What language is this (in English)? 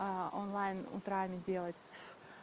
Russian